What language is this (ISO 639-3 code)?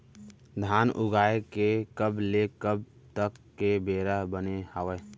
hne